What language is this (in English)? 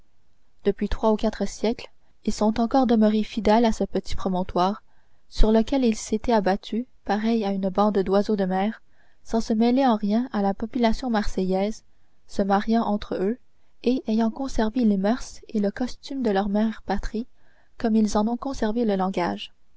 French